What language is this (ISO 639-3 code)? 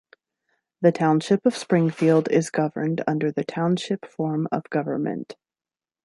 eng